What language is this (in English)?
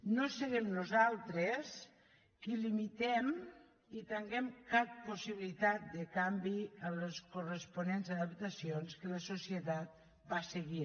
Catalan